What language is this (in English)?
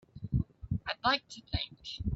English